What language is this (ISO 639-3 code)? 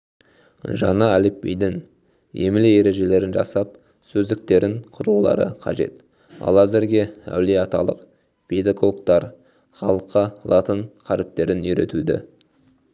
kaz